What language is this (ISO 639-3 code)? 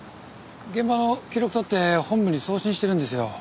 jpn